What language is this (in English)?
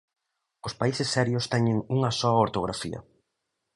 Galician